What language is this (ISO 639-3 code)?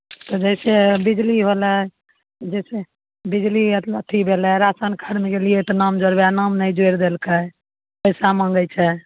mai